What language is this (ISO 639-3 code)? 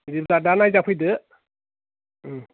brx